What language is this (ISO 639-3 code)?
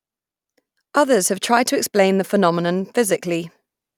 eng